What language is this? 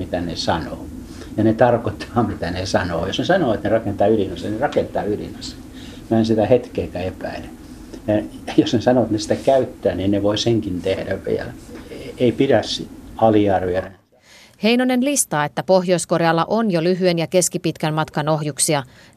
Finnish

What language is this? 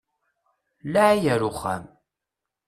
Kabyle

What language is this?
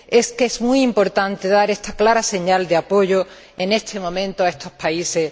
Spanish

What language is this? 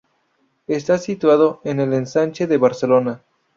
Spanish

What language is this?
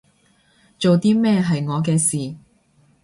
Cantonese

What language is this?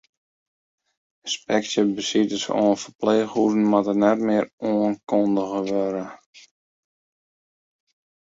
Western Frisian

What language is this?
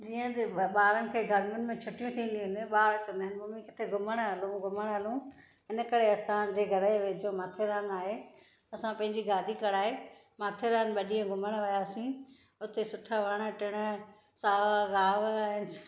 Sindhi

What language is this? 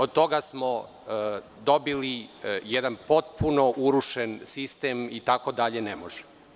Serbian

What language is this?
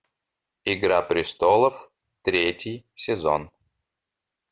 Russian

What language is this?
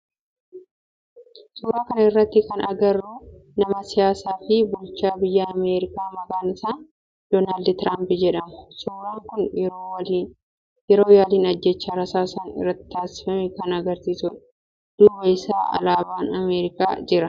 Oromo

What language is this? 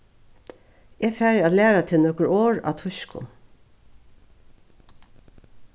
Faroese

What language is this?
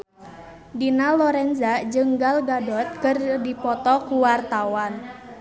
Sundanese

